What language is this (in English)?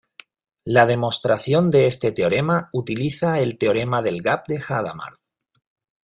Spanish